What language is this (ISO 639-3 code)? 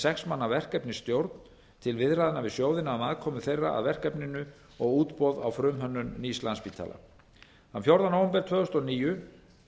isl